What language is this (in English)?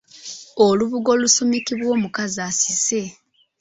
Ganda